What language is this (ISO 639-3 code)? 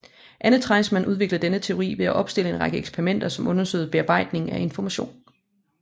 dan